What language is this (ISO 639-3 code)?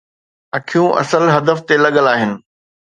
snd